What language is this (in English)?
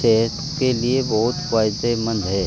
Urdu